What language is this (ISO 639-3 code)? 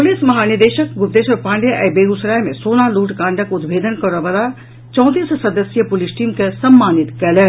mai